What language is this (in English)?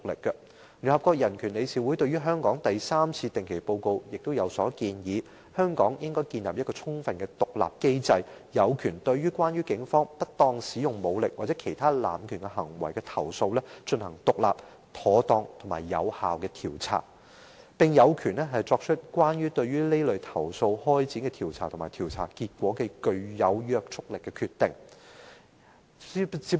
Cantonese